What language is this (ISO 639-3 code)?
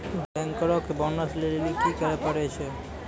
mai